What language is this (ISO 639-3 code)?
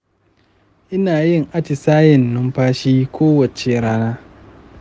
hau